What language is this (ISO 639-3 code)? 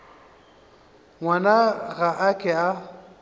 nso